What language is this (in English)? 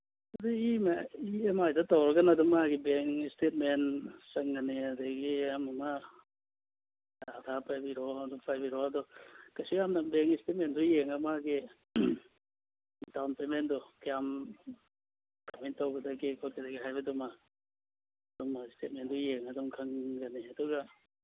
Manipuri